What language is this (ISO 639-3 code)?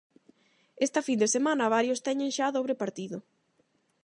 glg